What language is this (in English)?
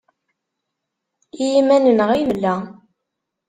Kabyle